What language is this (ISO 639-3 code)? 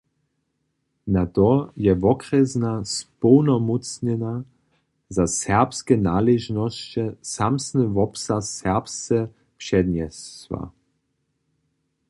hsb